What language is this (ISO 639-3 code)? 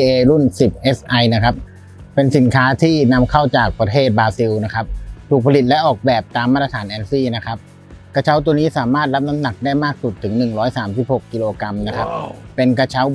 tha